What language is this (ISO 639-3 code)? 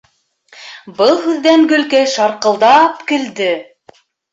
bak